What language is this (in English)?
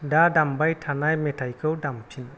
Bodo